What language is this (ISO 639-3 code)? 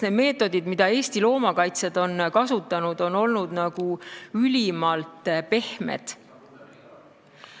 est